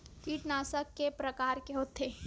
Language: Chhattisgarhi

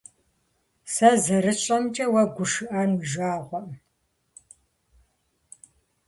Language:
Kabardian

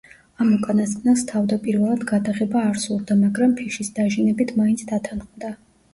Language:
Georgian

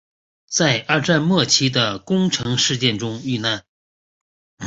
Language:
Chinese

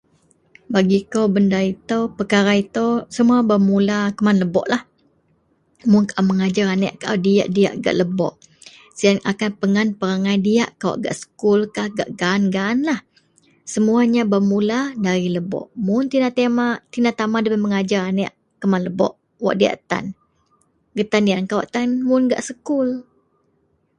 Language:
Central Melanau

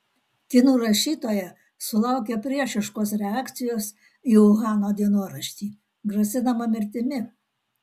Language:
Lithuanian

